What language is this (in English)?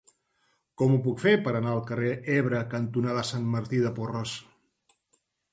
Catalan